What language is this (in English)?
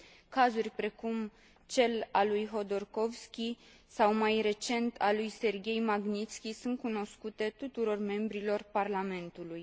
Romanian